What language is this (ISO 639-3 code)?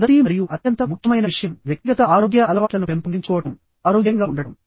tel